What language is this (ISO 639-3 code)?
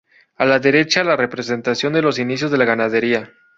spa